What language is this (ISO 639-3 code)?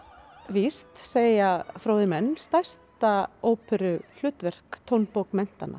isl